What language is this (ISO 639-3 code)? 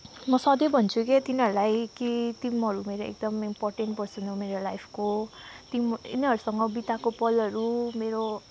nep